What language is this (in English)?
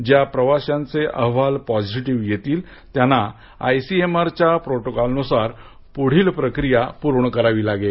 Marathi